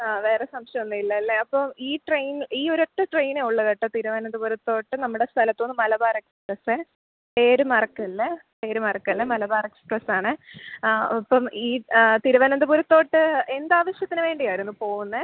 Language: Malayalam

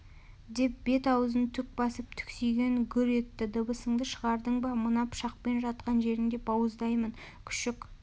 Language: Kazakh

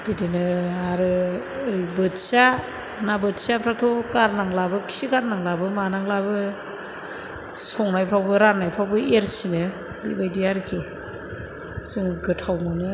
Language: Bodo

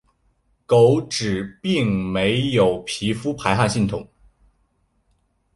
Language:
Chinese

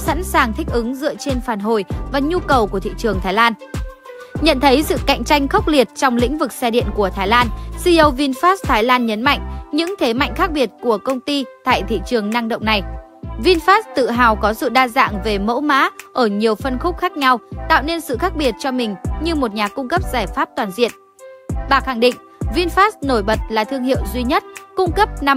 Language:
Vietnamese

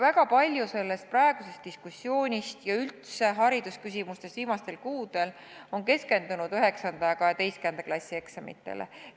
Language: Estonian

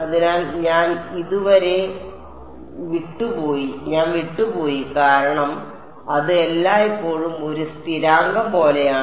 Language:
Malayalam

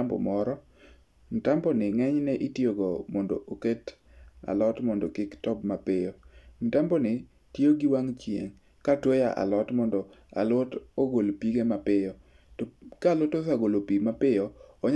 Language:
Luo (Kenya and Tanzania)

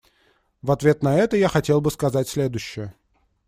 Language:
Russian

